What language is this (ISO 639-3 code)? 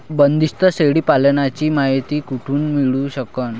mar